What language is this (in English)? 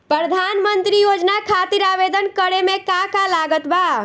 Bhojpuri